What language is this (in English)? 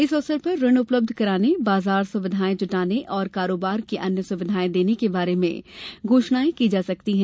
Hindi